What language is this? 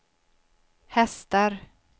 Swedish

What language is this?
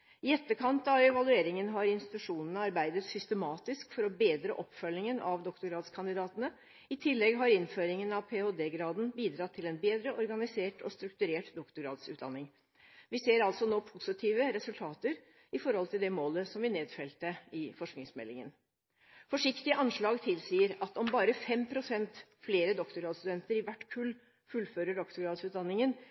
Norwegian Bokmål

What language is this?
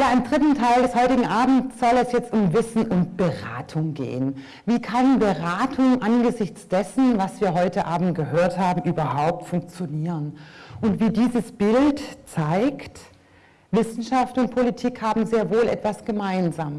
German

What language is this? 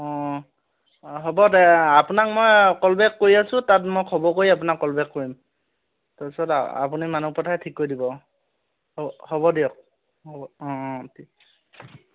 Assamese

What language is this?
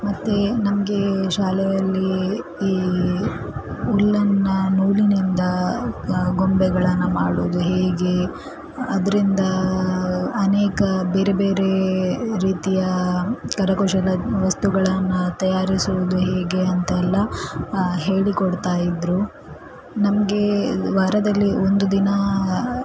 Kannada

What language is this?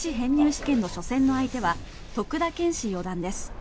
Japanese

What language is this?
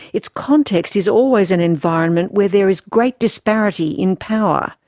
English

